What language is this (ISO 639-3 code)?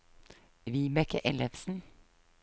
nor